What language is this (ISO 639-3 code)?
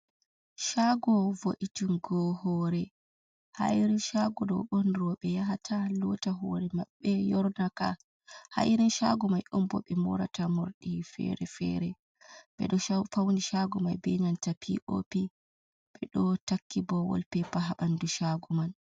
ful